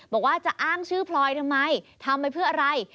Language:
Thai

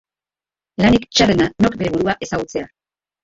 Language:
Basque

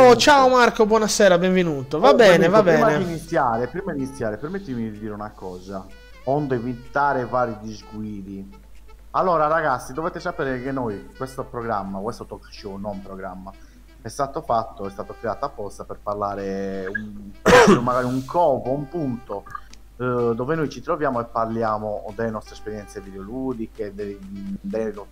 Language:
Italian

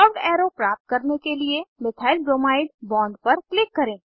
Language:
Hindi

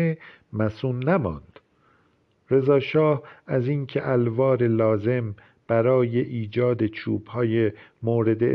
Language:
Persian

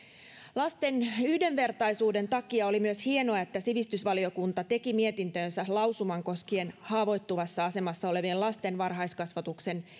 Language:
Finnish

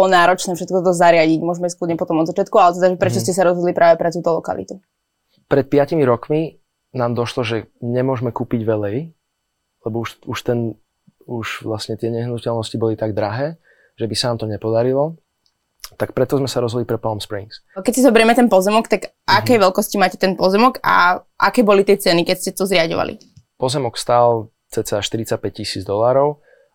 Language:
Slovak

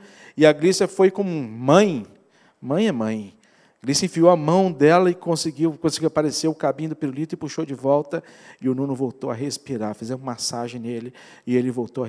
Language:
Portuguese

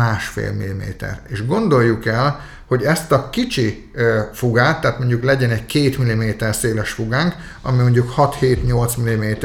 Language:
Hungarian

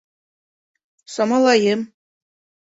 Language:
Bashkir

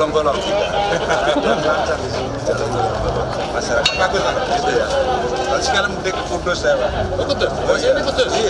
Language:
Indonesian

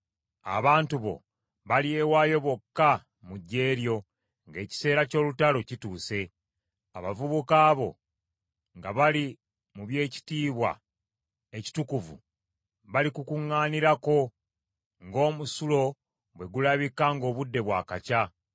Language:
Ganda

